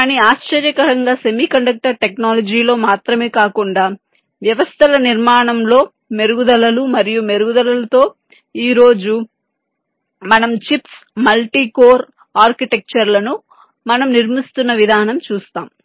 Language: Telugu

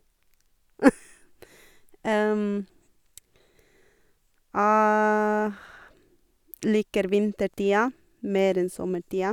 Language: Norwegian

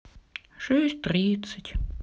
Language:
Russian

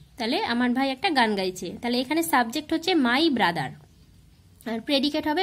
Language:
Hindi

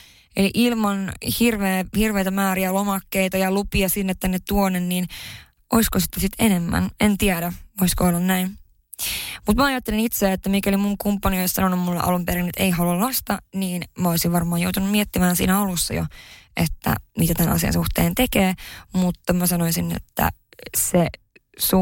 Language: Finnish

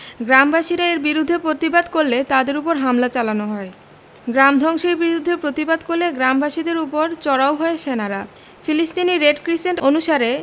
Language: Bangla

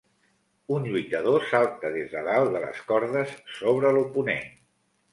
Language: Catalan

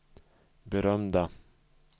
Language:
Swedish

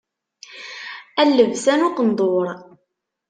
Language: Kabyle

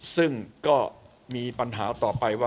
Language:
Thai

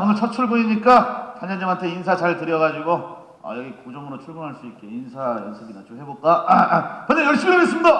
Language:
Korean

